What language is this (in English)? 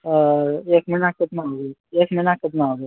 Maithili